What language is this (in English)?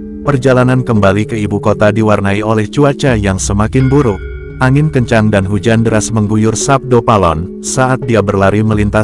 Indonesian